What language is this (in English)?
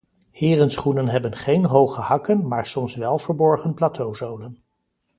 Dutch